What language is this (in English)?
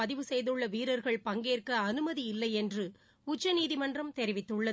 Tamil